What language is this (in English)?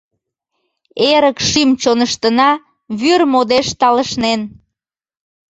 Mari